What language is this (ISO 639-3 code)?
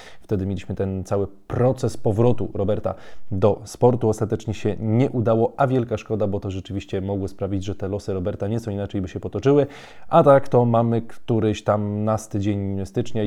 pol